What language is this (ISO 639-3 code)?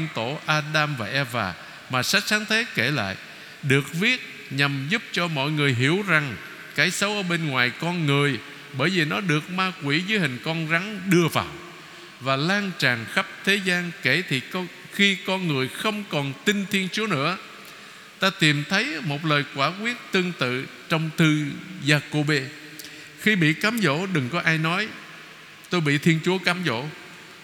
vie